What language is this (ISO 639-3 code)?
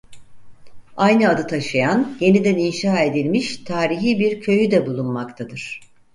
tur